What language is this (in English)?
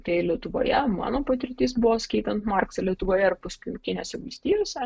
Lithuanian